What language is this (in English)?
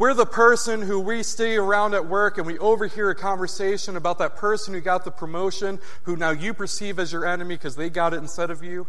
English